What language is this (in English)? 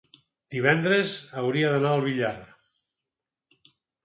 Catalan